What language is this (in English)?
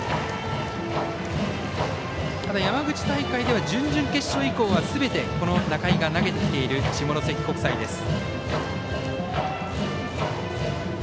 Japanese